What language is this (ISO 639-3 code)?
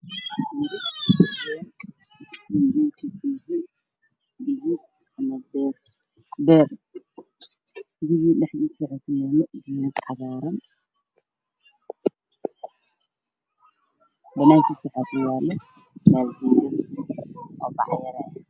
som